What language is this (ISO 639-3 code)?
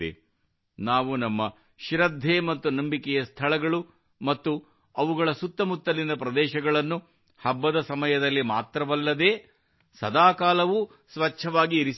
kan